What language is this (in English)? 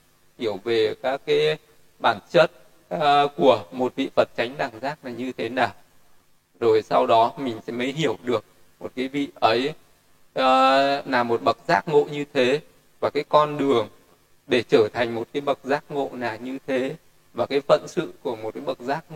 Vietnamese